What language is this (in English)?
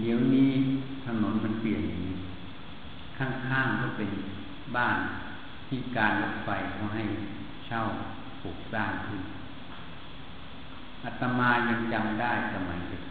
Thai